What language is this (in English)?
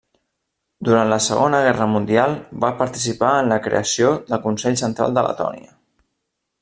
Catalan